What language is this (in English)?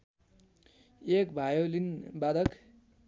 Nepali